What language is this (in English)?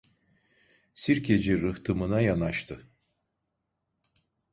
Turkish